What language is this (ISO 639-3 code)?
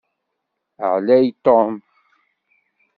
kab